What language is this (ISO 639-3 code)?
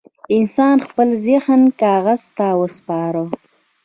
pus